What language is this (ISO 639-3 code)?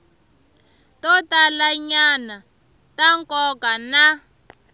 tso